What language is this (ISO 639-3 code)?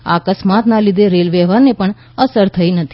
guj